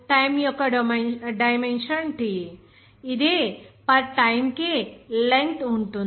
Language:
Telugu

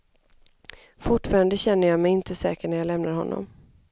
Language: Swedish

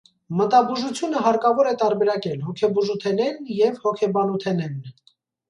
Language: Armenian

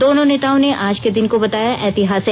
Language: Hindi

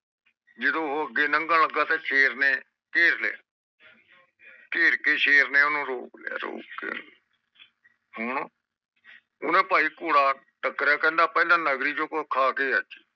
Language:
Punjabi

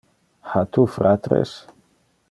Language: Interlingua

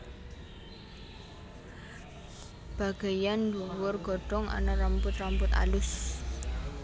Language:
Javanese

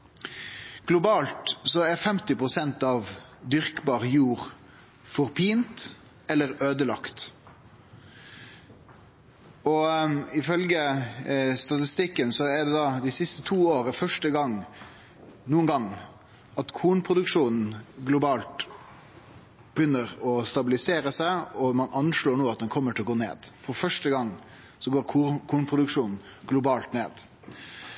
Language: Norwegian Nynorsk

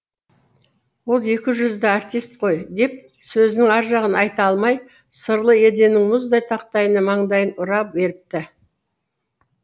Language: Kazakh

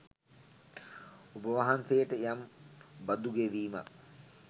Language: Sinhala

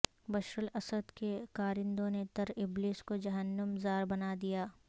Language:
Urdu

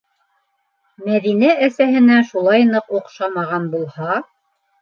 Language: Bashkir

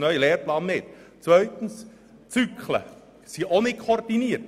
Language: Swiss German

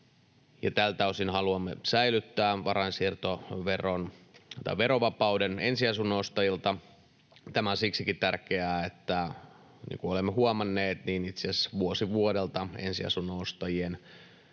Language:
Finnish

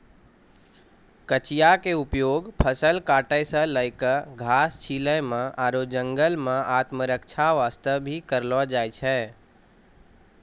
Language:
Maithili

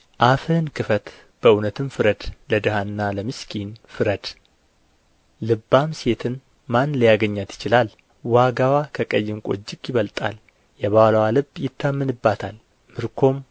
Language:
Amharic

